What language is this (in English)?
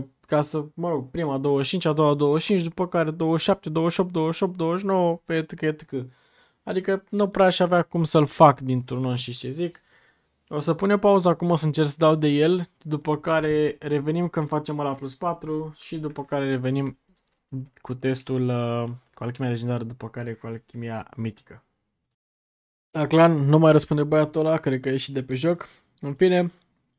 Romanian